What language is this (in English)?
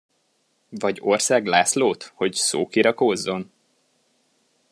Hungarian